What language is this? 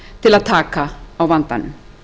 Icelandic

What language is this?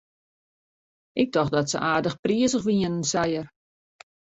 Western Frisian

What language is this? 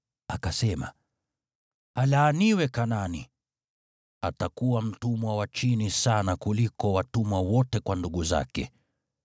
Swahili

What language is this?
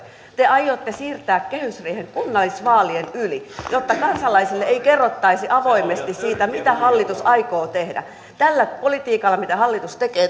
Finnish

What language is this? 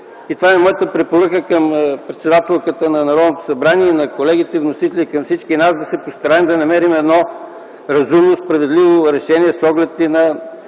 Bulgarian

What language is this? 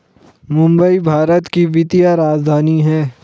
Hindi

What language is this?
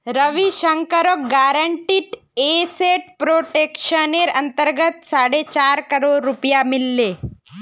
Magahi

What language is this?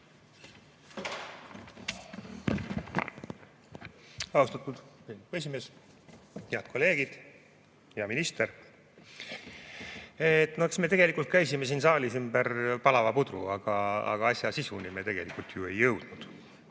Estonian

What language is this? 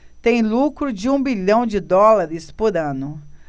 Portuguese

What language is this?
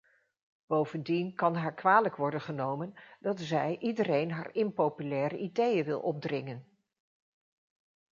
Dutch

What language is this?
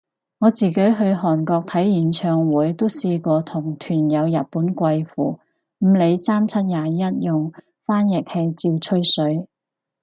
Cantonese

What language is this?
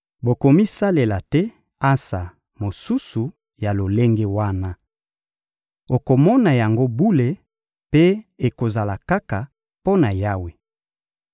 Lingala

